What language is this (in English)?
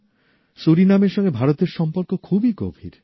Bangla